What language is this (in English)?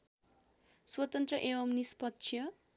Nepali